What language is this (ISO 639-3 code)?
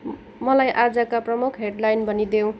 nep